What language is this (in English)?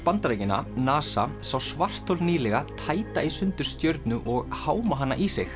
Icelandic